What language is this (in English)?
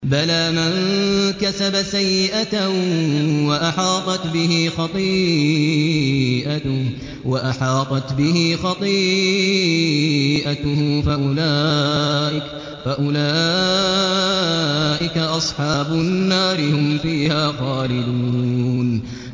Arabic